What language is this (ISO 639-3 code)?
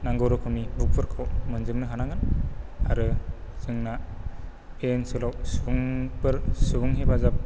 brx